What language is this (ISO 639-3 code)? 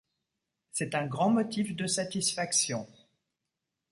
fra